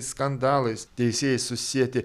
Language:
Lithuanian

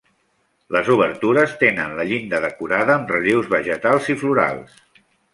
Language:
Catalan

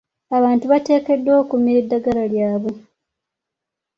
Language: Ganda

